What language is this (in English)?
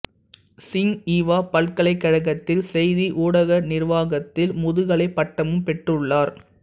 Tamil